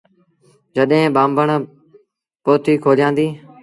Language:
Sindhi Bhil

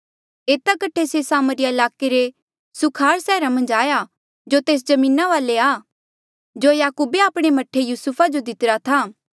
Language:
Mandeali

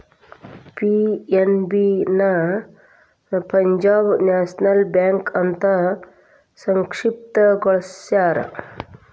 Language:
Kannada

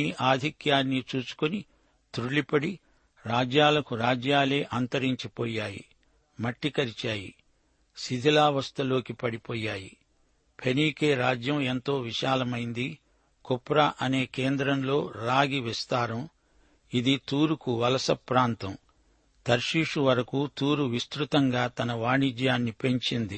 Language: Telugu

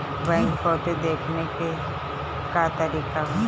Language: Bhojpuri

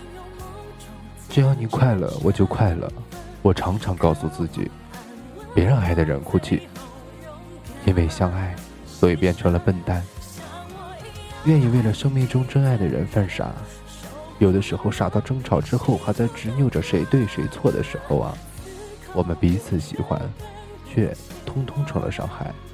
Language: Chinese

